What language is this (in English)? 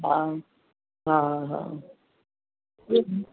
Sindhi